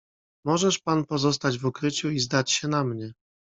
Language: Polish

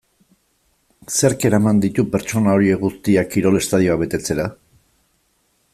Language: Basque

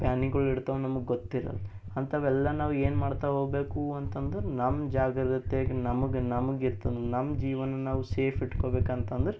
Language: Kannada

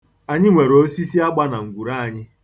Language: Igbo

